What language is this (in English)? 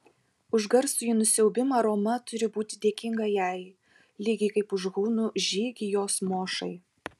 Lithuanian